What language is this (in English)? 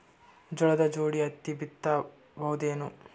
Kannada